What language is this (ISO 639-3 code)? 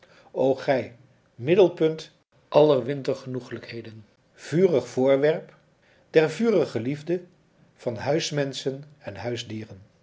nld